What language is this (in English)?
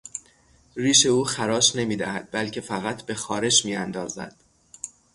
Persian